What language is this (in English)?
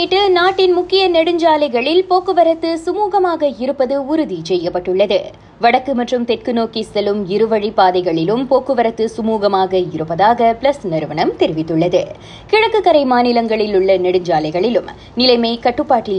Tamil